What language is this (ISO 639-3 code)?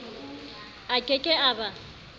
sot